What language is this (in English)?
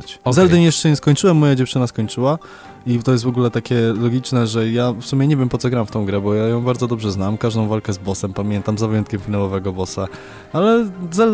Polish